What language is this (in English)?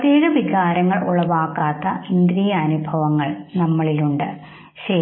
Malayalam